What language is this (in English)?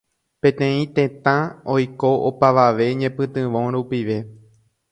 Guarani